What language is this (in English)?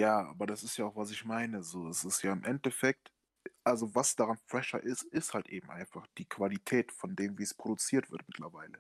German